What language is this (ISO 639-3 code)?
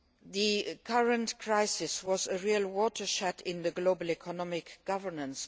eng